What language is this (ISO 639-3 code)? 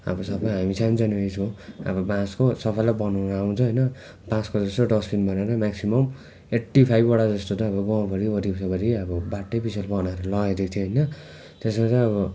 nep